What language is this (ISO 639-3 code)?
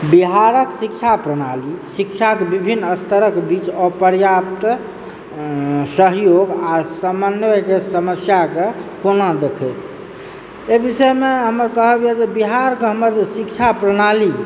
mai